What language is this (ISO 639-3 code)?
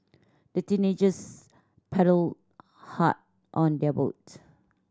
eng